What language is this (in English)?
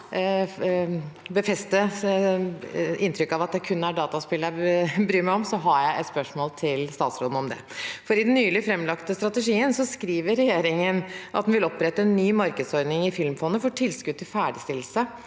Norwegian